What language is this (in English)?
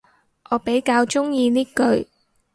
Cantonese